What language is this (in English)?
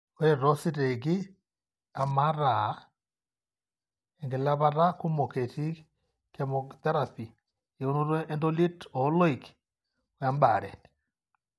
Masai